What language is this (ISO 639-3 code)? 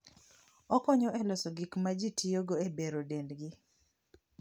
luo